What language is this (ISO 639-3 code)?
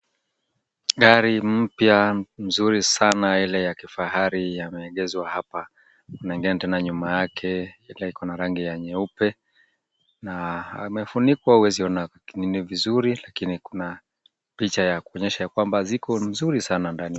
swa